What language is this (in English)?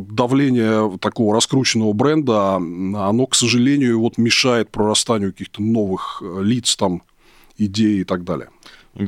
Russian